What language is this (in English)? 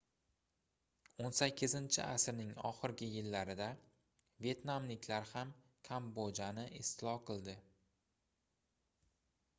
Uzbek